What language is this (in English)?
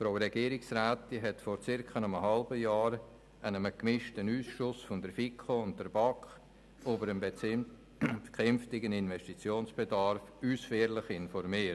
Swiss German